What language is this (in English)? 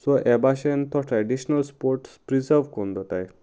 Konkani